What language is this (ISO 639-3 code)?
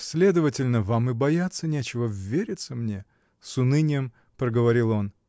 rus